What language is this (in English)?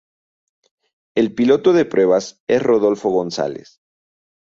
Spanish